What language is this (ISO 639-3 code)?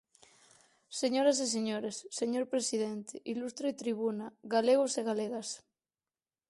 glg